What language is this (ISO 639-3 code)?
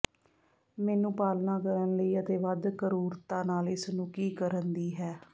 pan